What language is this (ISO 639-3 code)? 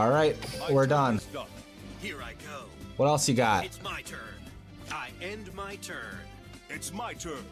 eng